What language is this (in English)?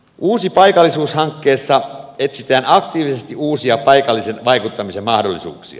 Finnish